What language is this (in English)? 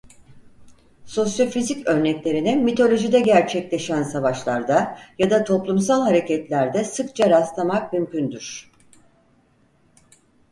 Turkish